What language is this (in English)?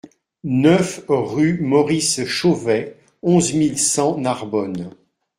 French